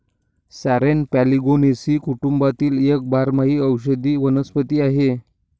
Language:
Marathi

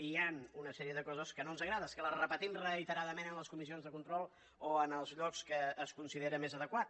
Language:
Catalan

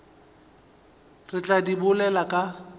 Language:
Northern Sotho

